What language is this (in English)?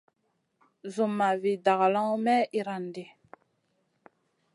Masana